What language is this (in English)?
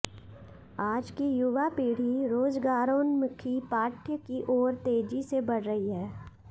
Sanskrit